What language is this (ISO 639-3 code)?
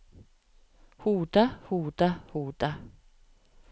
nor